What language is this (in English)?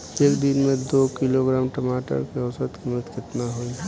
Bhojpuri